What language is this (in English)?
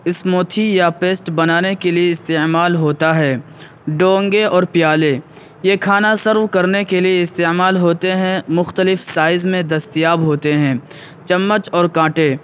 Urdu